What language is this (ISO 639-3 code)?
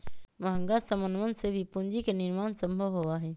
mag